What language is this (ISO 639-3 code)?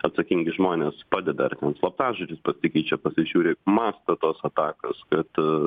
lit